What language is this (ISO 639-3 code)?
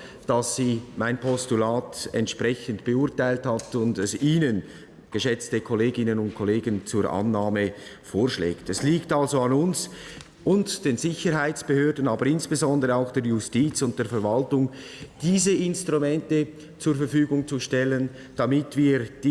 deu